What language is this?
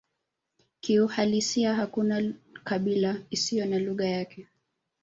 Swahili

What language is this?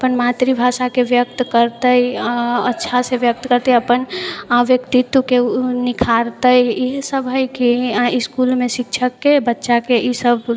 Maithili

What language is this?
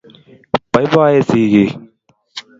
Kalenjin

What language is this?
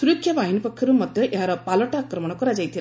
Odia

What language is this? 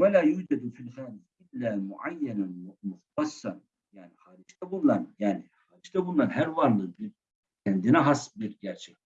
Turkish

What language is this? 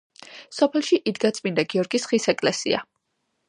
Georgian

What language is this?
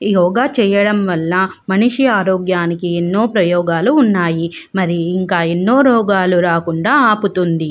Telugu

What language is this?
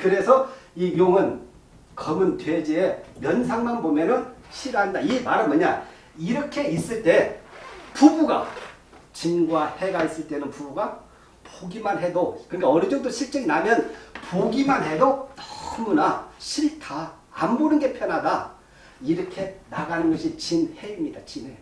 Korean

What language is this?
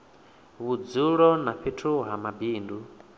Venda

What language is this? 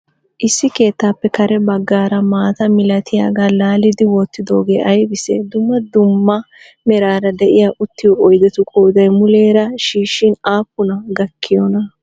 Wolaytta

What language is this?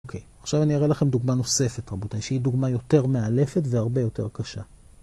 Hebrew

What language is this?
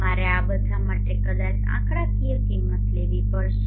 Gujarati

